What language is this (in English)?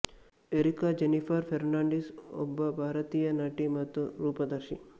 Kannada